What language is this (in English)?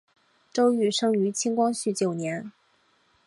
Chinese